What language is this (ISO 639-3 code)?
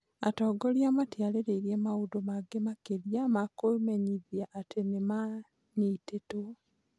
kik